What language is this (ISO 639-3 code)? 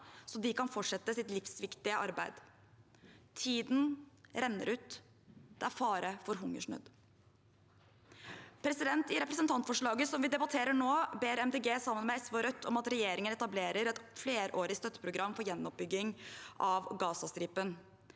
nor